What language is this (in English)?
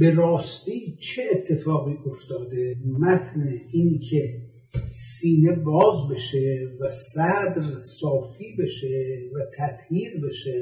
Persian